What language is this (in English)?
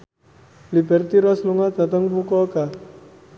Javanese